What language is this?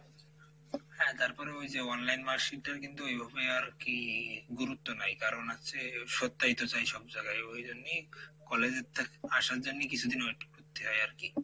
Bangla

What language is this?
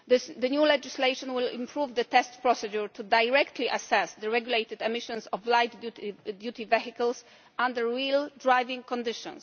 English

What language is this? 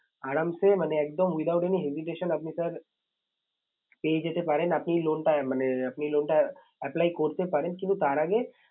Bangla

